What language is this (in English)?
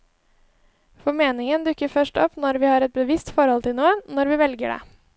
Norwegian